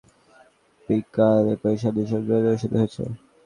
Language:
Bangla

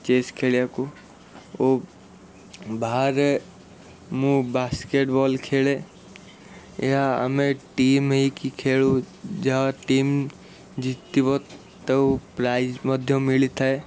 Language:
Odia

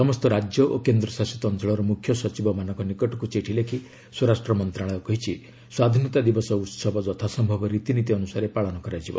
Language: Odia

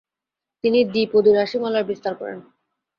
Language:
Bangla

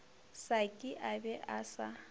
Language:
Northern Sotho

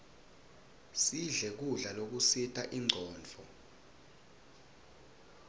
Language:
Swati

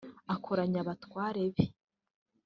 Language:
Kinyarwanda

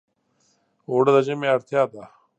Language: Pashto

